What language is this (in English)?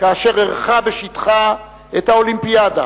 Hebrew